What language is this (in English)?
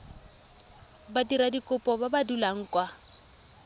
Tswana